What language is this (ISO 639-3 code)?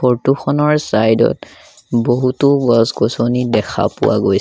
asm